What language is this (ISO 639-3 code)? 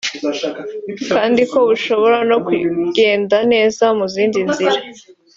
kin